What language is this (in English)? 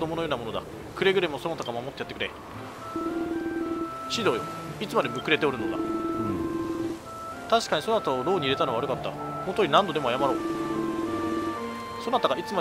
Japanese